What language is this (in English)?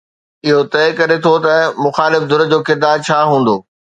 Sindhi